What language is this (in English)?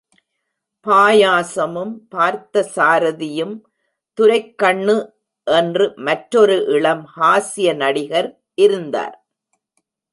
Tamil